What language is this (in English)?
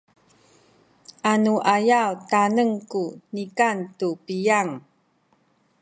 Sakizaya